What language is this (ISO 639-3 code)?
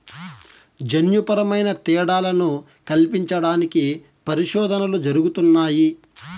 tel